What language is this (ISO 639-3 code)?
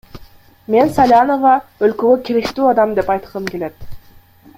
kir